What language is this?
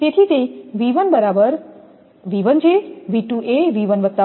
Gujarati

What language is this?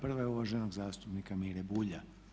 Croatian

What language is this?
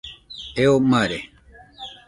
Nüpode Huitoto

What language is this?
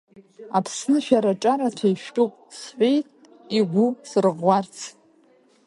Abkhazian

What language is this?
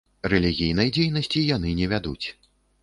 Belarusian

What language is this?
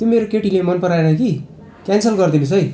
Nepali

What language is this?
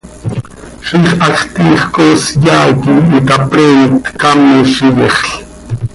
Seri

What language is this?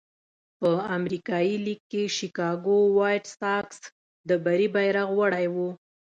Pashto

